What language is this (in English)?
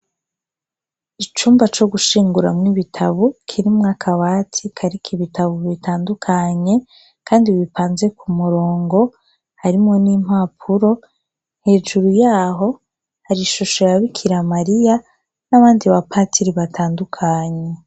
Rundi